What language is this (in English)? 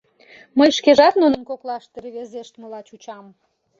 Mari